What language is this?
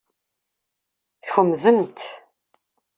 Kabyle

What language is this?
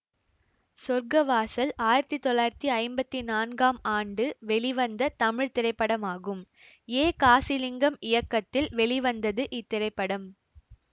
Tamil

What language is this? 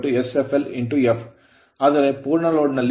Kannada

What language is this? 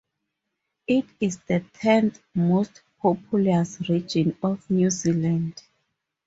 English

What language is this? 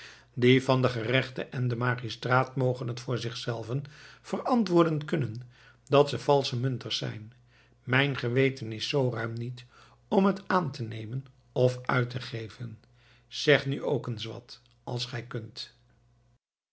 Dutch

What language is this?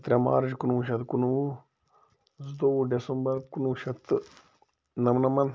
Kashmiri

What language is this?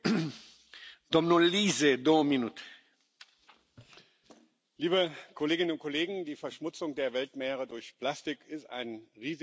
German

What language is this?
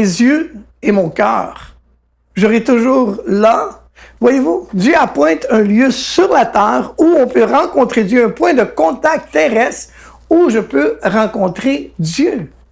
French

